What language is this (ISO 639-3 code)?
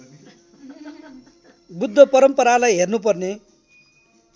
nep